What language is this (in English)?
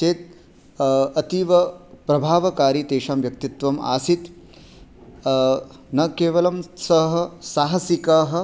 Sanskrit